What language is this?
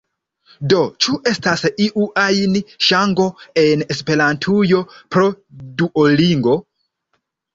Esperanto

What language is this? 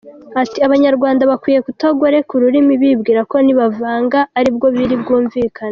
Kinyarwanda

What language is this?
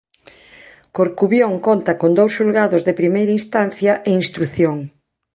Galician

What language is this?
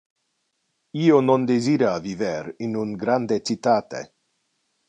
Interlingua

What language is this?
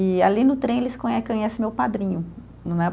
Portuguese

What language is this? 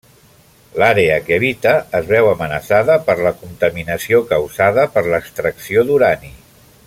Catalan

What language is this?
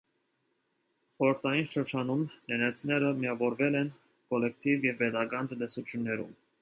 Armenian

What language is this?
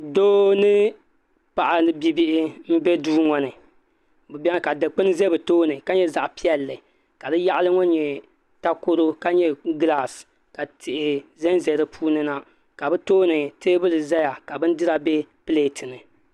Dagbani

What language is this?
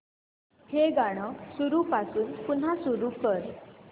Marathi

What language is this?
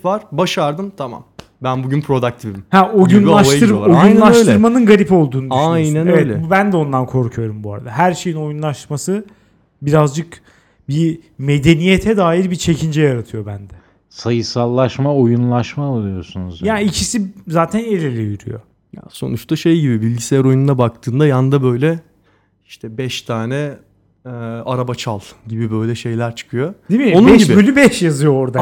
Turkish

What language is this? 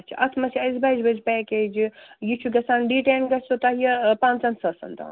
Kashmiri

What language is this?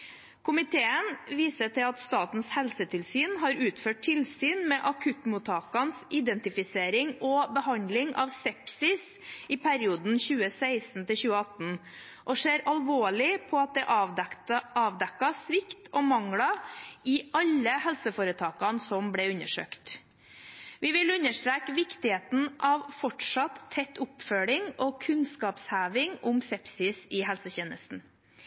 Norwegian Bokmål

